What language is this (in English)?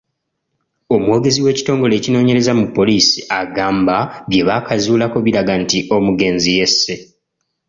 Ganda